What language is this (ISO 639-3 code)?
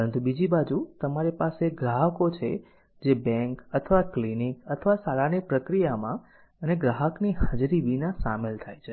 guj